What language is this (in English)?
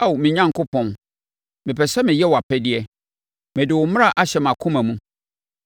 Akan